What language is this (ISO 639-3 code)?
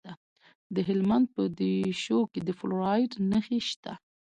pus